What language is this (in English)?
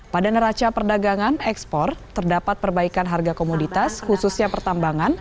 Indonesian